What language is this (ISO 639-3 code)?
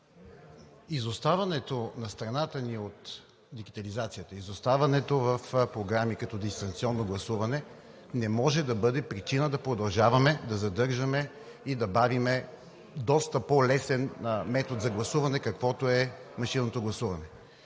bul